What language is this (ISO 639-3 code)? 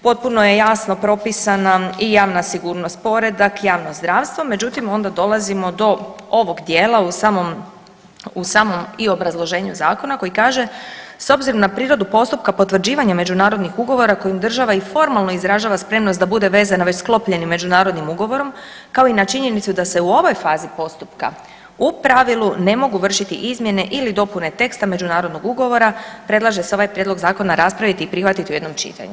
hrv